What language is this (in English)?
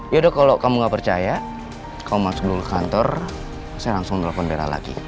Indonesian